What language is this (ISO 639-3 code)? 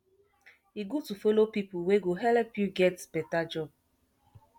pcm